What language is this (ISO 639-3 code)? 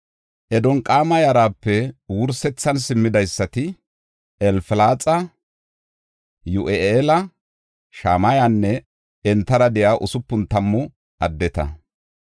gof